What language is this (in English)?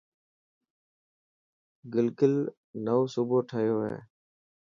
Dhatki